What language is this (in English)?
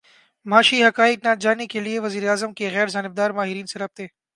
Urdu